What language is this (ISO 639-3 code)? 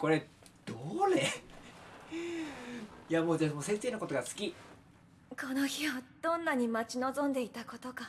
jpn